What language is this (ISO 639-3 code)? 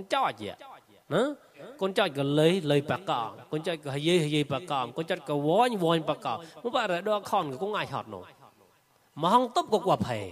tha